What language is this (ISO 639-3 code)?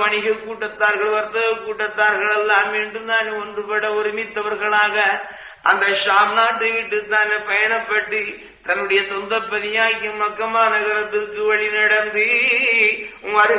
tam